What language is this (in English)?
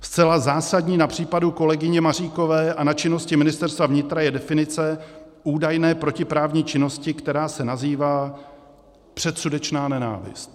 Czech